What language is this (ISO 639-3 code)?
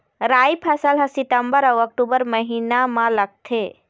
hne